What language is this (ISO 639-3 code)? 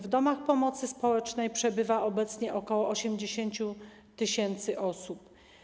pol